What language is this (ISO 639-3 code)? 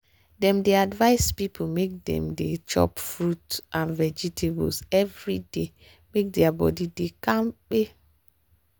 pcm